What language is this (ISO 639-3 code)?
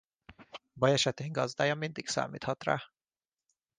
hun